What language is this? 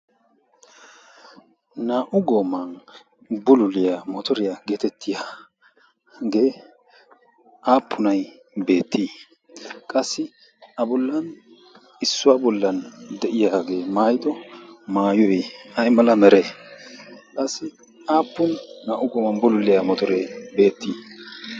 Wolaytta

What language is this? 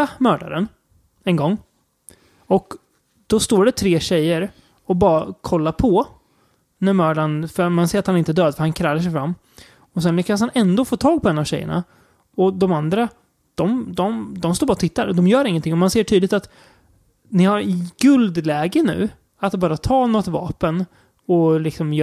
Swedish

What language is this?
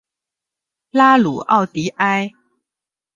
Chinese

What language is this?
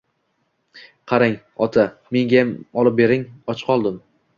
Uzbek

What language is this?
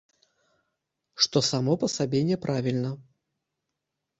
Belarusian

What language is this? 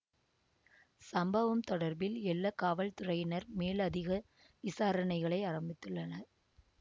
Tamil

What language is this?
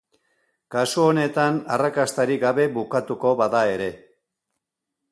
Basque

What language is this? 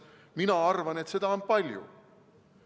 Estonian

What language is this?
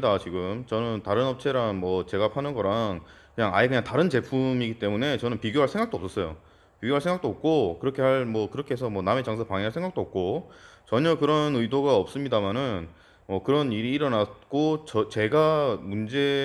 Korean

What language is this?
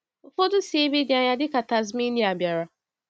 Igbo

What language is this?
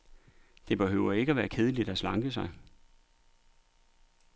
Danish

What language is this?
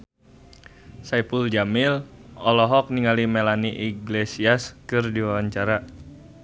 Sundanese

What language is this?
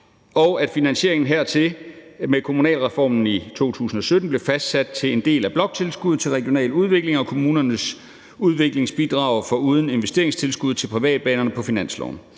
Danish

